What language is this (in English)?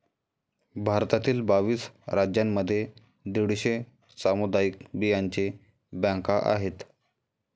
Marathi